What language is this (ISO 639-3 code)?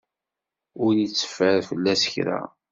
kab